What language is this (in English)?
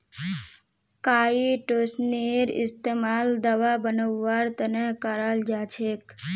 Magahi